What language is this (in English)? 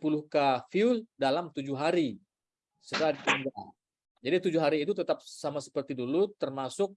Indonesian